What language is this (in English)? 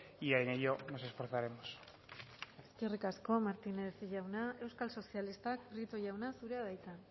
Basque